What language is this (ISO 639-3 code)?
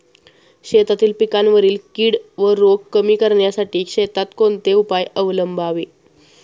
mar